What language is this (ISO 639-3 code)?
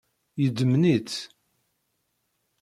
kab